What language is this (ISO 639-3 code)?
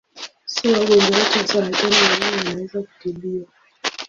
swa